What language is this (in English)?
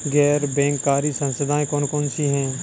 Hindi